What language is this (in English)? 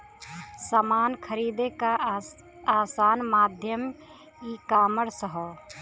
Bhojpuri